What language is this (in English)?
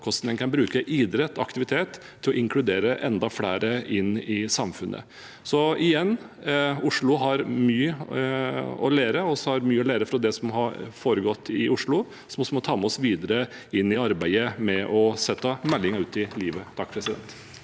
Norwegian